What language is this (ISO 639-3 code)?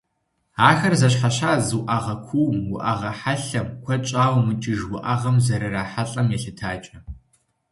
kbd